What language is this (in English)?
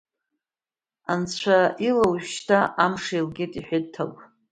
Abkhazian